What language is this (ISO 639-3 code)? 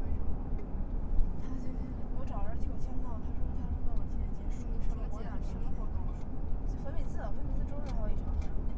zho